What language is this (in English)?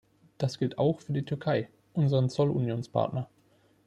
German